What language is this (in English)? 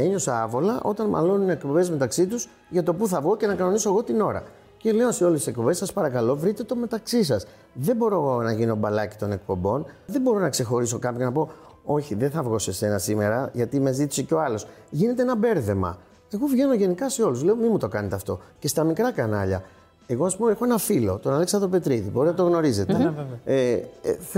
Greek